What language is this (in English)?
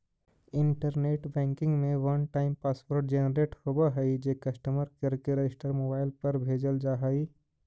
Magahi